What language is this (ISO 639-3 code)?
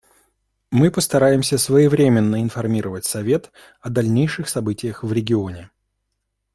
rus